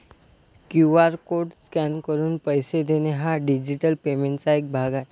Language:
Marathi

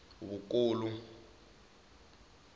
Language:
Tsonga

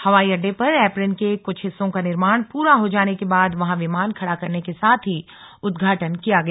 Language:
Hindi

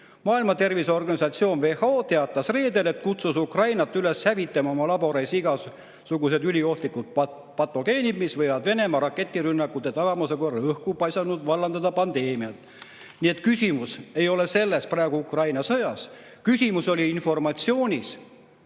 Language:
Estonian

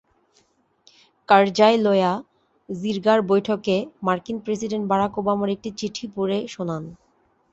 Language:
Bangla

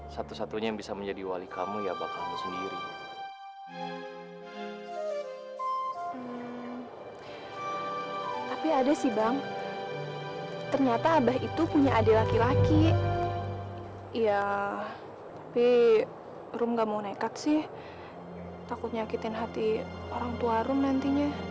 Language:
Indonesian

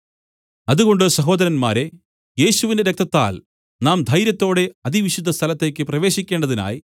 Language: Malayalam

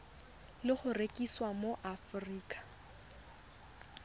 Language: Tswana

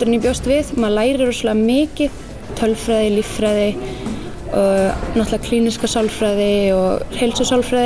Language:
Icelandic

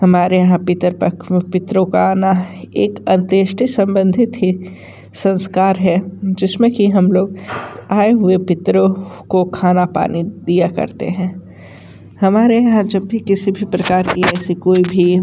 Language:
Hindi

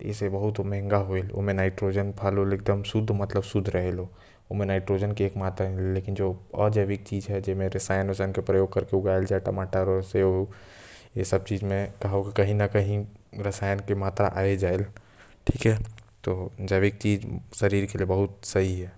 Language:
Korwa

